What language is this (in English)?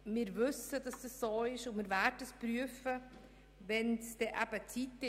Swiss German